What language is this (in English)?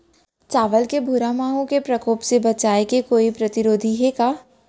Chhattisgarhi